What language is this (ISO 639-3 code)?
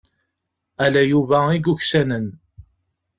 kab